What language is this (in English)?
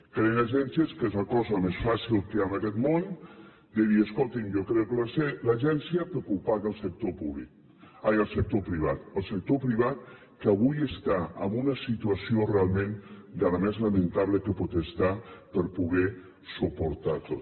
Catalan